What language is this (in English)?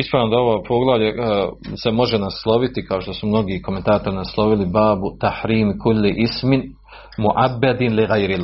Croatian